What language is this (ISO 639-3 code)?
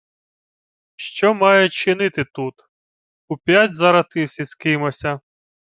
ukr